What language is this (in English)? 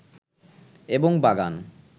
Bangla